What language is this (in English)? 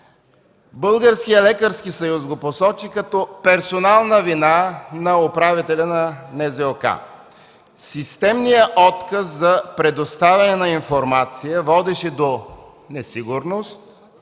Bulgarian